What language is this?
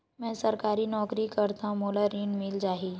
Chhattisgarhi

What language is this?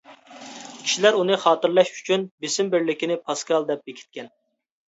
Uyghur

